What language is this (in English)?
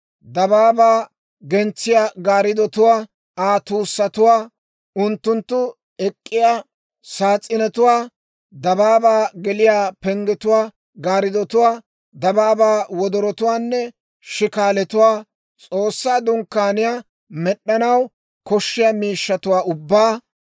Dawro